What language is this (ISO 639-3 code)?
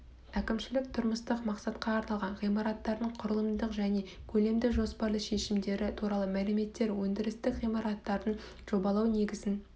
kaz